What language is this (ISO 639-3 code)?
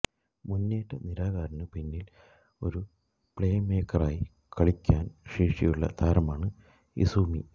mal